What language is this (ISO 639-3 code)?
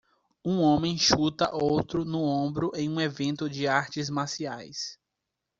por